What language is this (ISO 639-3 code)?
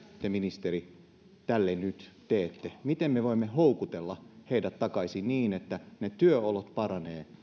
fin